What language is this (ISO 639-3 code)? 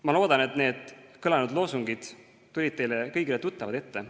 est